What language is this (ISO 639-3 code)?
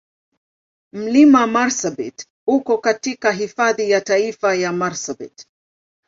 swa